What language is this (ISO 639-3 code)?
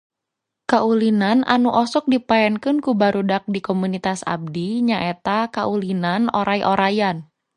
sun